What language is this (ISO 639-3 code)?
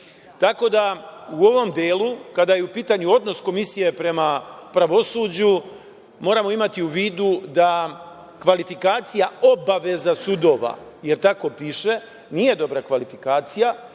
srp